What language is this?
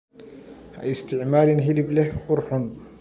Somali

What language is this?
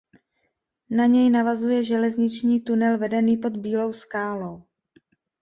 Czech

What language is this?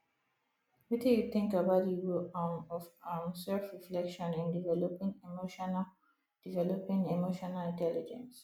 Nigerian Pidgin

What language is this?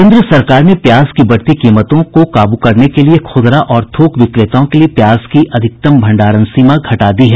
Hindi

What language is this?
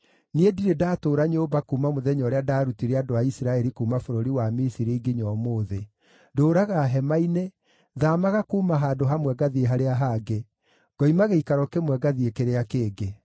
Kikuyu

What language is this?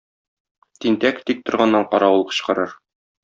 Tatar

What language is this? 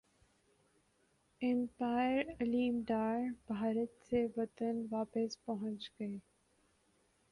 Urdu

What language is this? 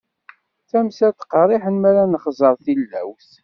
Kabyle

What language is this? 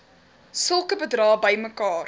Afrikaans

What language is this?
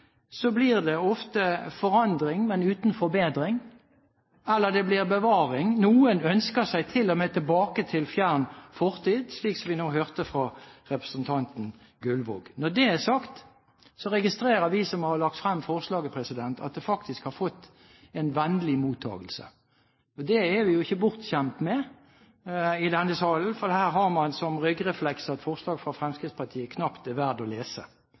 Norwegian Bokmål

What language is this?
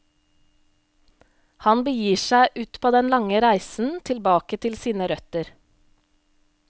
Norwegian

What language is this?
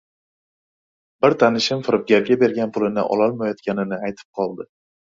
Uzbek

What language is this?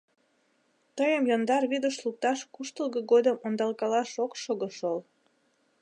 Mari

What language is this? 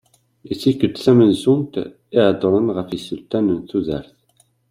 Kabyle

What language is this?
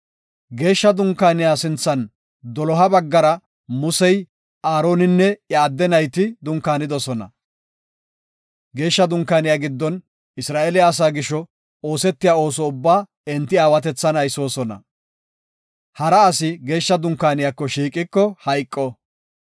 Gofa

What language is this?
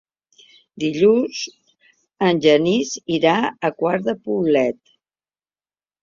Catalan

